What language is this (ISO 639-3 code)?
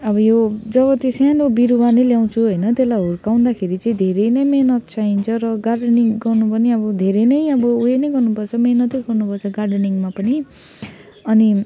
nep